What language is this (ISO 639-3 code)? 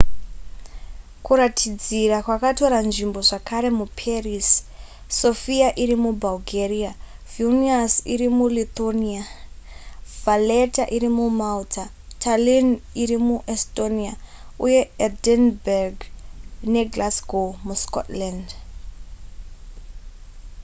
sna